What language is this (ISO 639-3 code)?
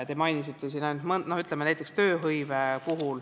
est